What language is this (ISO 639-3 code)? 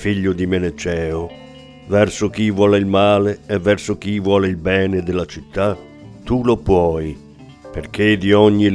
ita